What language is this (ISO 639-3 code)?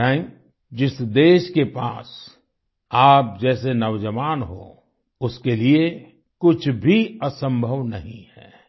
hin